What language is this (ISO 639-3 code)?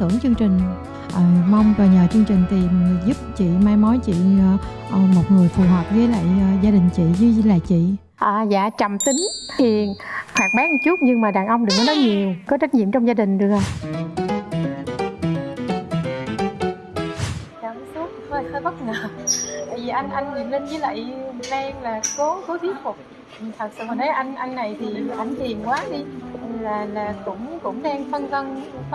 vie